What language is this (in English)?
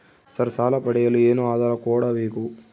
Kannada